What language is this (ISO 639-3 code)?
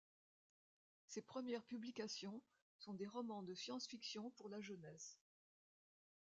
fra